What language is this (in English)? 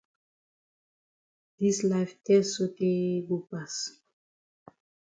Cameroon Pidgin